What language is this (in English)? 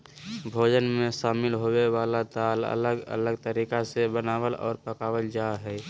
Magahi